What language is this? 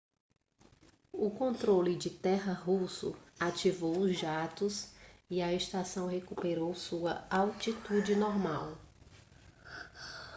Portuguese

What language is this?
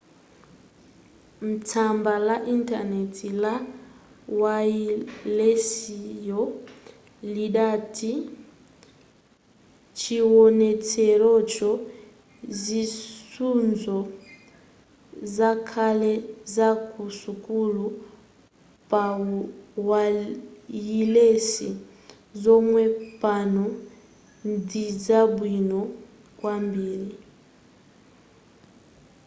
Nyanja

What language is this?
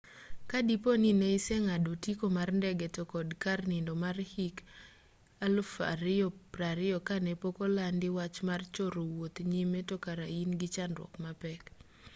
Luo (Kenya and Tanzania)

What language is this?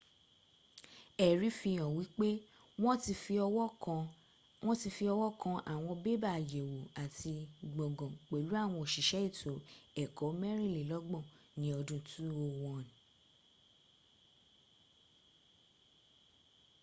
Yoruba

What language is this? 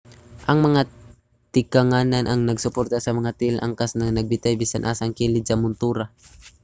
Cebuano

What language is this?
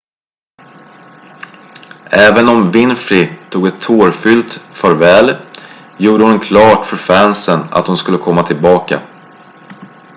Swedish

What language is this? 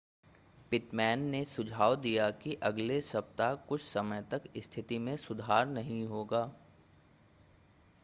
Hindi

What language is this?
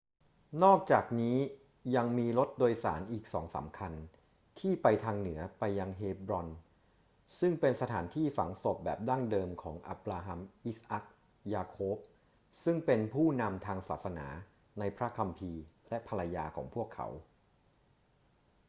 Thai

